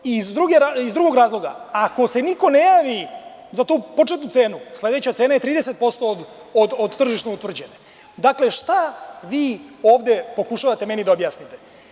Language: Serbian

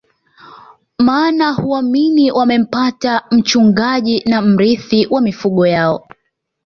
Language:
Swahili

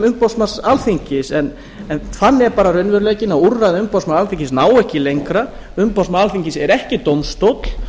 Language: Icelandic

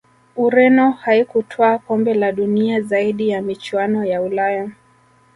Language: Swahili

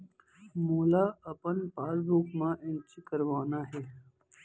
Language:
Chhattisgarhi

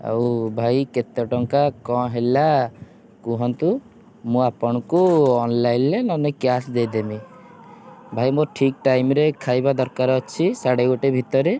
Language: Odia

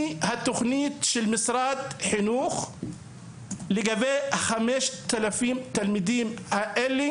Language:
Hebrew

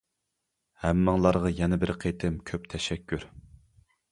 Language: Uyghur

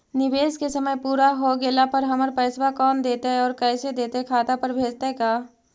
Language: Magahi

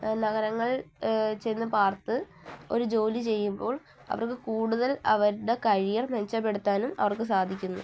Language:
Malayalam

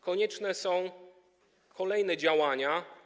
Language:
Polish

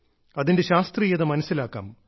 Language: Malayalam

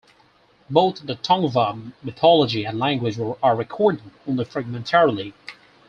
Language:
English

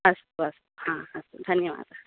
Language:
Sanskrit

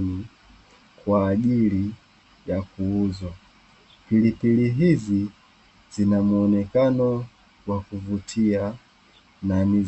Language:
Swahili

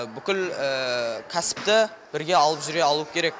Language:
Kazakh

